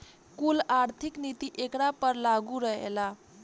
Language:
Bhojpuri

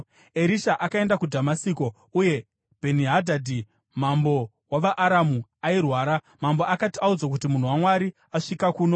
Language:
Shona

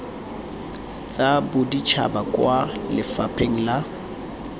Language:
Tswana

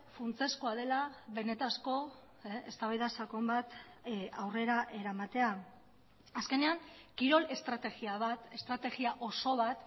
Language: Basque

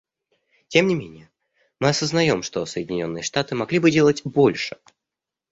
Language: Russian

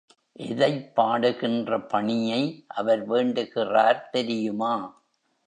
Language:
Tamil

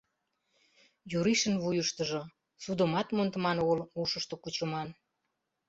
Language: Mari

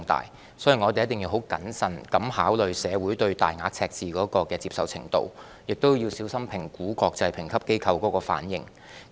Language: Cantonese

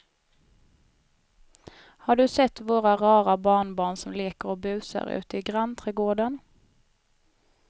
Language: Swedish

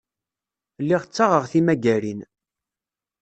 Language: Kabyle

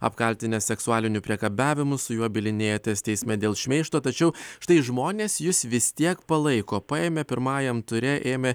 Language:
Lithuanian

